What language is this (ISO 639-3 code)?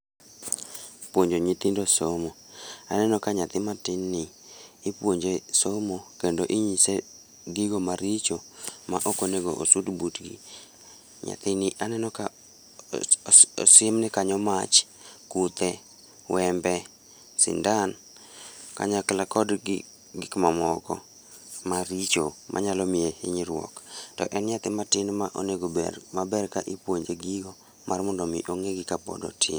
luo